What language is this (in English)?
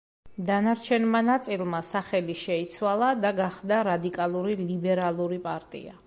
Georgian